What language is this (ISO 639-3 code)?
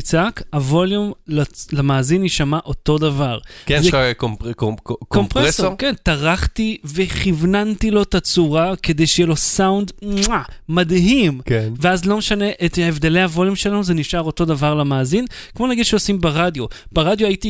heb